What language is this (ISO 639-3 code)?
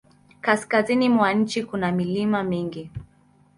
swa